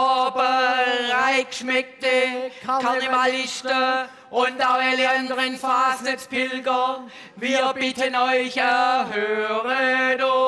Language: German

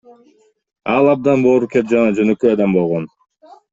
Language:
Kyrgyz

